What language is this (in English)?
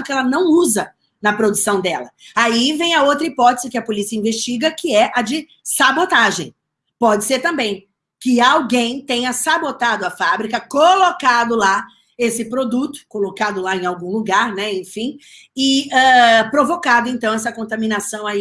Portuguese